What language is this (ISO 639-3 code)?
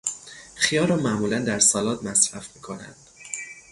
fas